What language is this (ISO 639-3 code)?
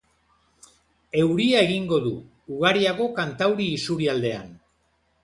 eus